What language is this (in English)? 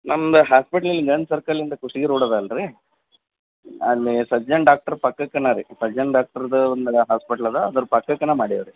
Kannada